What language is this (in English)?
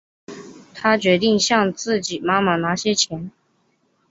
Chinese